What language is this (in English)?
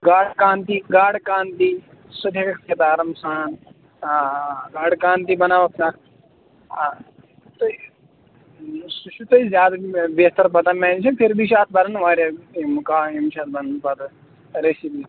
Kashmiri